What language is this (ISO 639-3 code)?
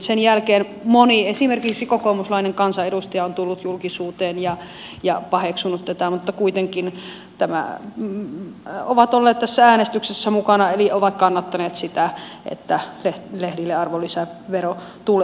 fin